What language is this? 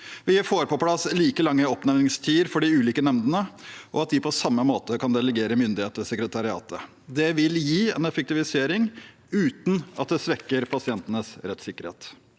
Norwegian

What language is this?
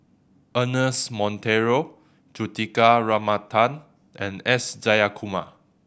English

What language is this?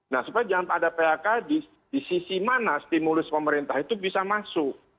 Indonesian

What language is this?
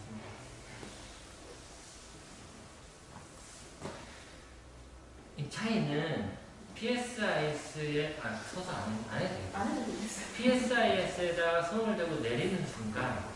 Korean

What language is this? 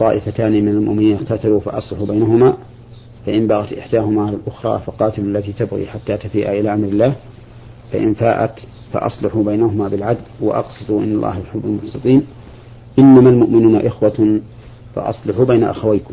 Arabic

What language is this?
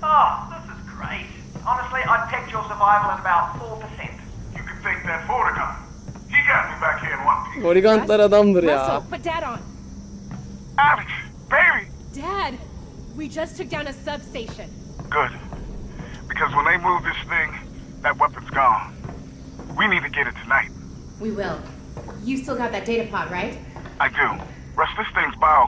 Turkish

